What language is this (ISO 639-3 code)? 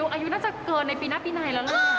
tha